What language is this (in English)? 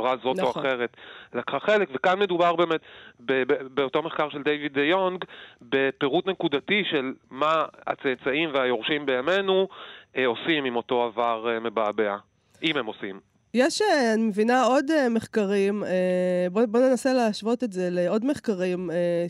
Hebrew